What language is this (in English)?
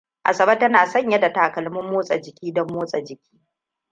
Hausa